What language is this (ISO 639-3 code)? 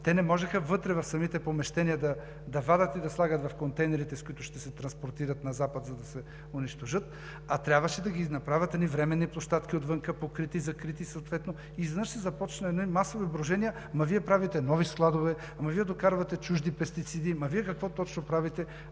bul